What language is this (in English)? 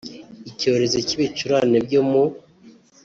Kinyarwanda